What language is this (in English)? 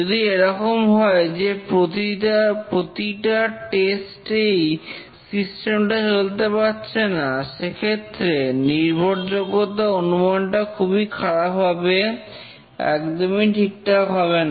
Bangla